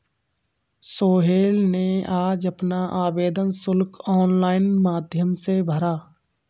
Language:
Hindi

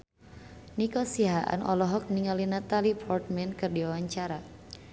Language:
Sundanese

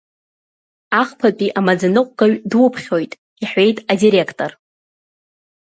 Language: Abkhazian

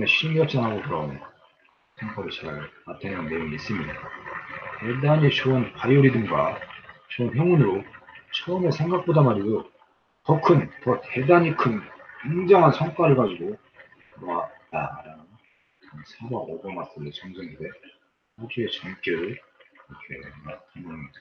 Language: Korean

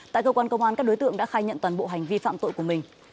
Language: Vietnamese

